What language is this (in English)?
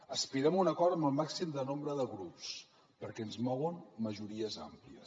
Catalan